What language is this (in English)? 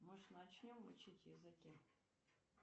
Russian